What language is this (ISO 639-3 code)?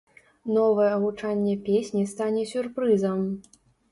bel